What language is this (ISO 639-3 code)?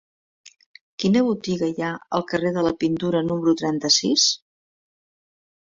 cat